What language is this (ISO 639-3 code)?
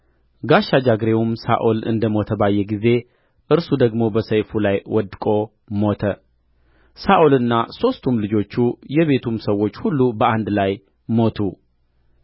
amh